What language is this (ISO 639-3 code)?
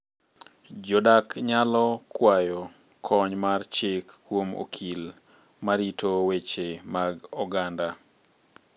luo